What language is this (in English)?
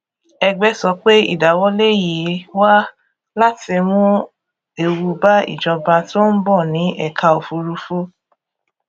Yoruba